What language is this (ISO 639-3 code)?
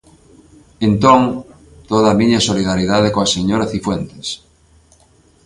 glg